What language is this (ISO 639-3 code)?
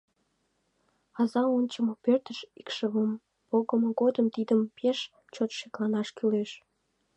chm